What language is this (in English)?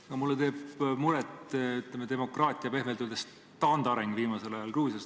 Estonian